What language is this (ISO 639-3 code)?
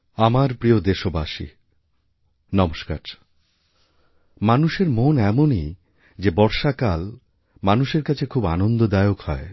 ben